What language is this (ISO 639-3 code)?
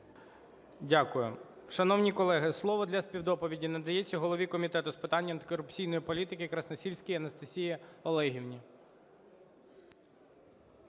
ukr